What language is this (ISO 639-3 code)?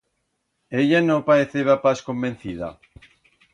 arg